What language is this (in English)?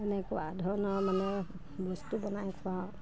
Assamese